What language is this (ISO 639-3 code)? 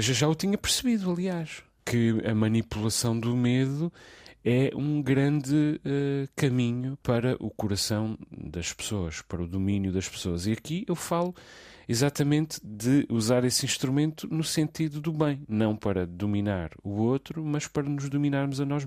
por